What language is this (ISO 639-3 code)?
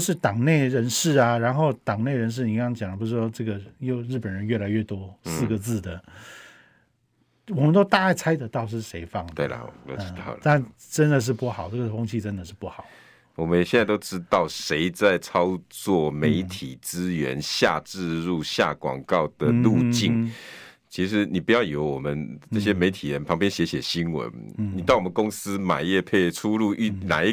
zho